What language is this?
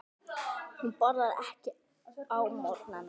Icelandic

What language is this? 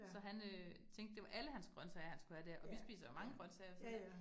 Danish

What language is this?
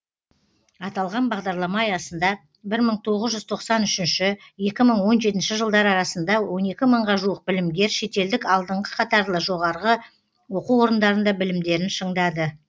Kazakh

